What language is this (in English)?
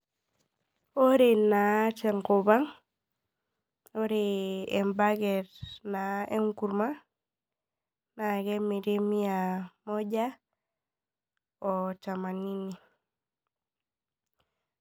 Masai